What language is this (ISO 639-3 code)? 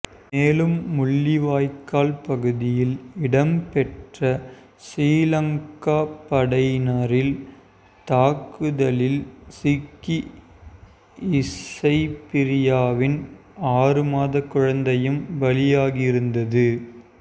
tam